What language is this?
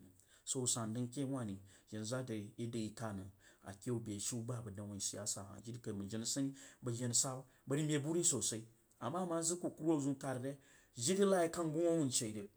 Jiba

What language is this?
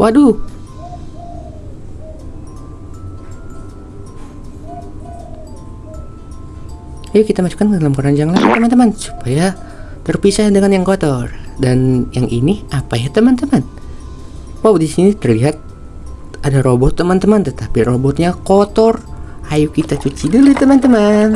Indonesian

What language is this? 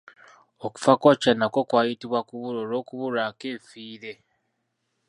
Ganda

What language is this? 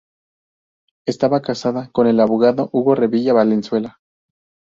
Spanish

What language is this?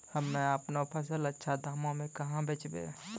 Maithili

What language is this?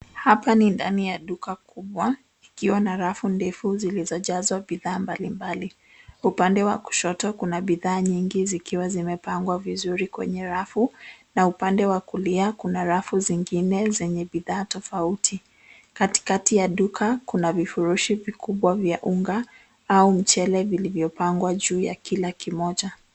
Swahili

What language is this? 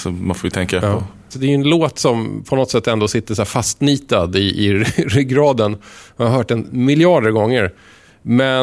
Swedish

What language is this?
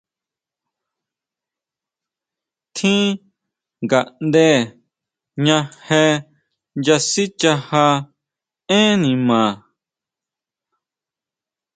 Huautla Mazatec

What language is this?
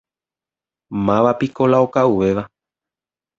Guarani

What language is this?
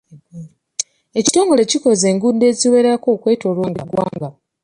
Ganda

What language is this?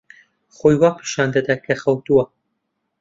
Central Kurdish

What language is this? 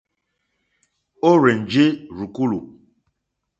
Mokpwe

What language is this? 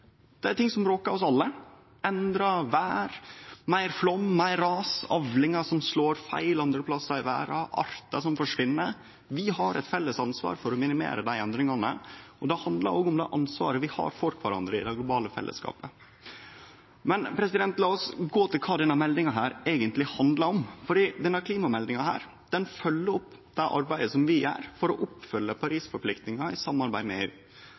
Norwegian Nynorsk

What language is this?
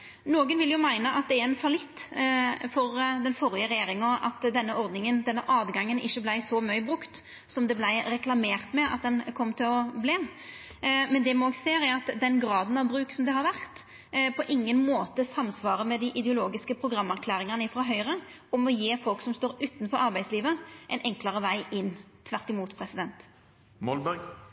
Norwegian Nynorsk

